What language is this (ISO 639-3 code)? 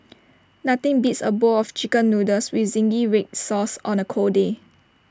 eng